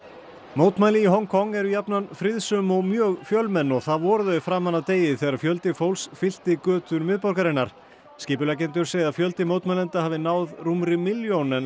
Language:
Icelandic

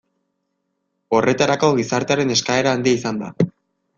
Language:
Basque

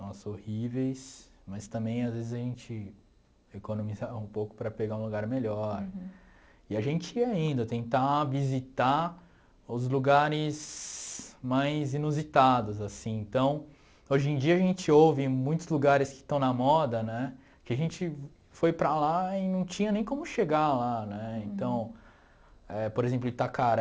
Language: Portuguese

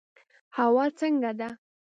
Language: Pashto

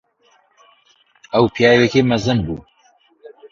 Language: Central Kurdish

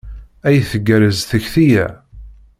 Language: Kabyle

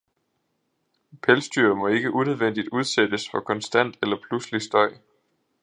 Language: Danish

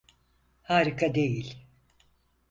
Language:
Turkish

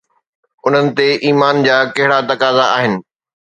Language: Sindhi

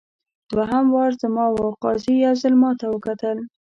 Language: Pashto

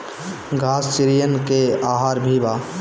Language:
Bhojpuri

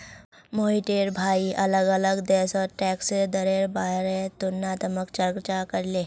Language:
Magahi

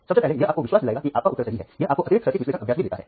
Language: Hindi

